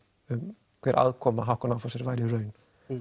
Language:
Icelandic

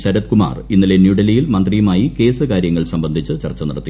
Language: Malayalam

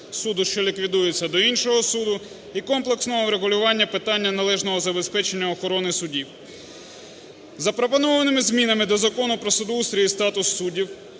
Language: Ukrainian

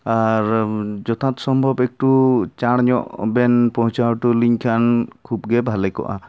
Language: Santali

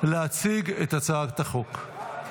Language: Hebrew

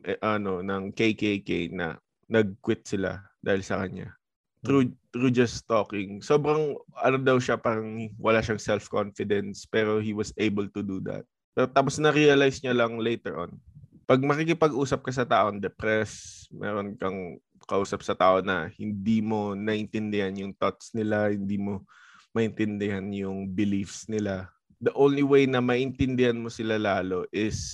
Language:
Filipino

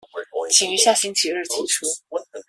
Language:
Chinese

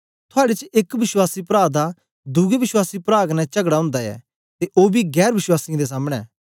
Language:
Dogri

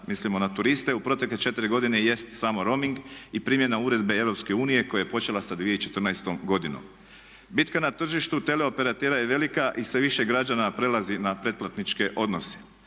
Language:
Croatian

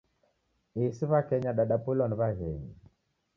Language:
Taita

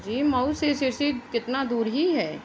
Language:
Urdu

